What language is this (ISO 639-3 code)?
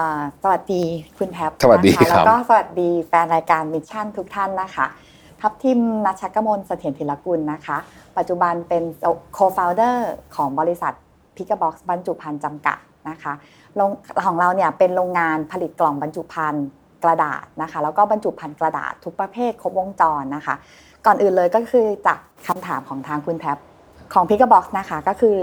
tha